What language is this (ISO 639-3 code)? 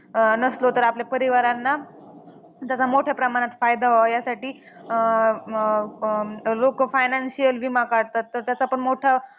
mar